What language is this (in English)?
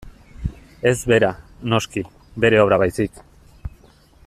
Basque